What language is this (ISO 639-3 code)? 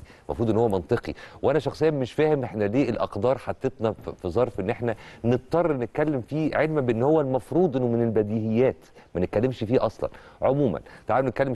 ara